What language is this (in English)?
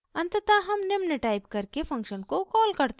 Hindi